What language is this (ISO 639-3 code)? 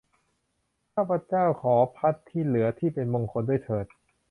tha